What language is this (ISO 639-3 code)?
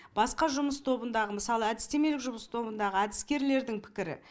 kaz